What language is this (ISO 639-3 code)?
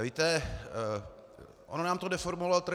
ces